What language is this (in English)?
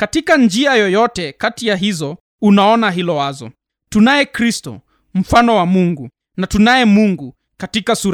Swahili